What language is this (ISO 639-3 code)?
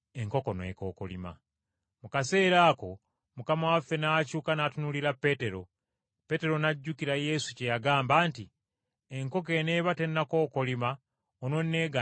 lug